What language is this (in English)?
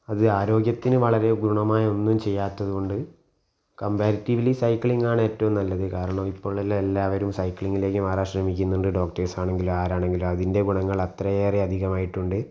Malayalam